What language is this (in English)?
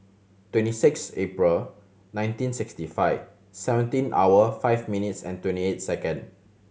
English